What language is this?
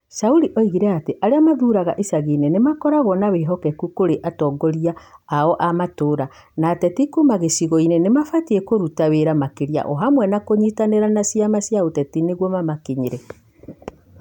Kikuyu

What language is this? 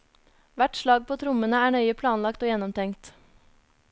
Norwegian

